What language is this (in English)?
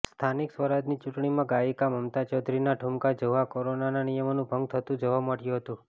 Gujarati